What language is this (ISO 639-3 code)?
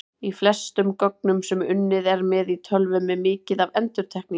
isl